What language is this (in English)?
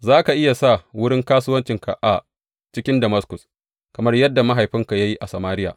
Hausa